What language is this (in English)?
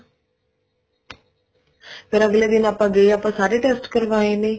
Punjabi